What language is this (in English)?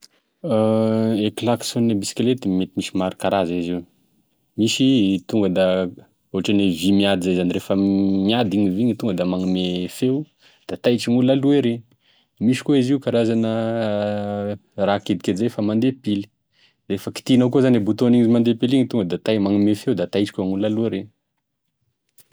Tesaka Malagasy